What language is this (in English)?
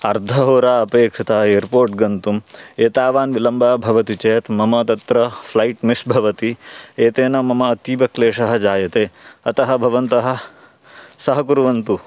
Sanskrit